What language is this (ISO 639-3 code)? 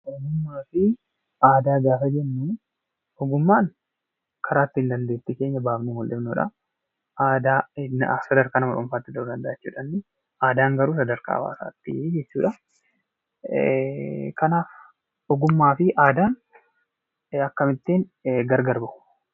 orm